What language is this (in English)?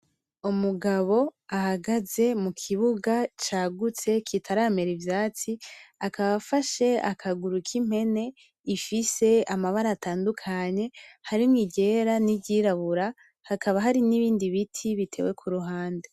Rundi